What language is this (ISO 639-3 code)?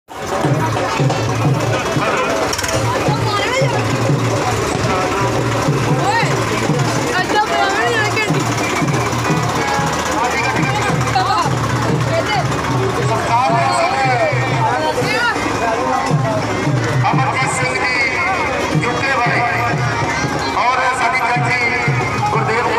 kor